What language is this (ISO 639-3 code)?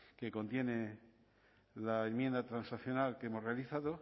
spa